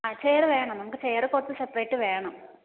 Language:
Malayalam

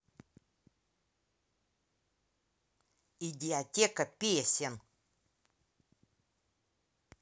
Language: Russian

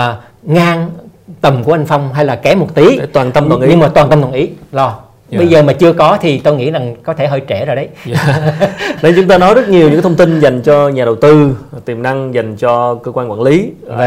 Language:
Vietnamese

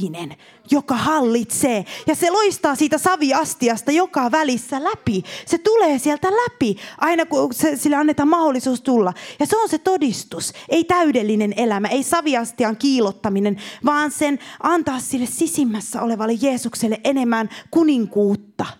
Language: Finnish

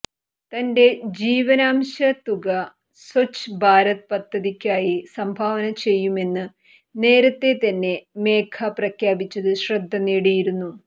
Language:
Malayalam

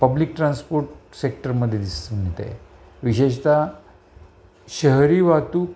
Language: Marathi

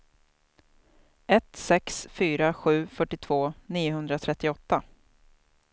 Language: Swedish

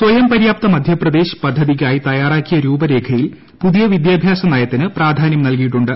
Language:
Malayalam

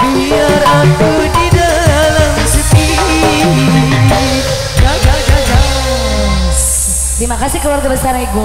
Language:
Indonesian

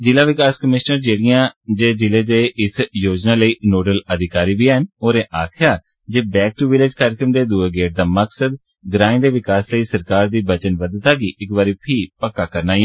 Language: Dogri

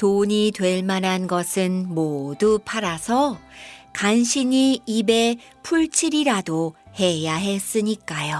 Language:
Korean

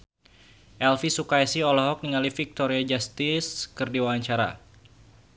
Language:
Sundanese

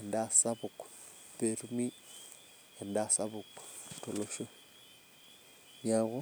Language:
Masai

